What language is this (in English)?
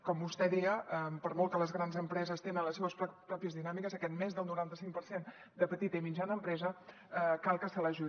Catalan